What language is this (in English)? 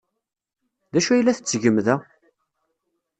Kabyle